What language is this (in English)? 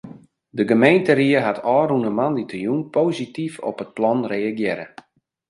Western Frisian